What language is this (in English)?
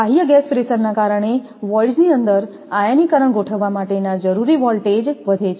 Gujarati